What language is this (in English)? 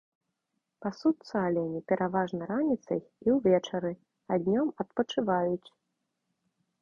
Belarusian